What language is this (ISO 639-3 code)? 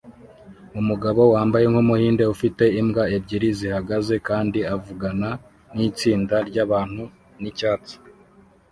kin